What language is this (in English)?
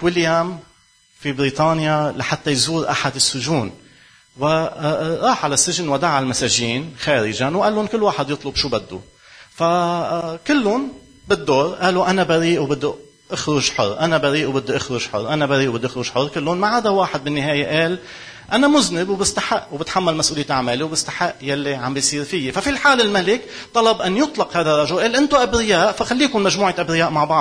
Arabic